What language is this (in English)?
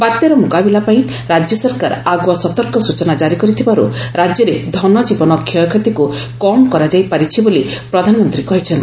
Odia